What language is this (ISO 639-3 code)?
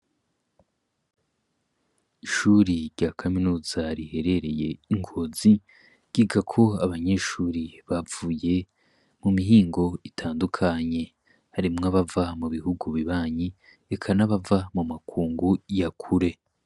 run